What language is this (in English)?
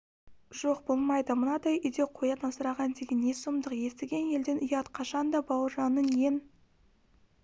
Kazakh